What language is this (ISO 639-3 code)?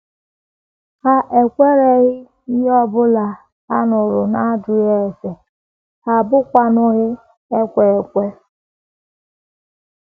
ibo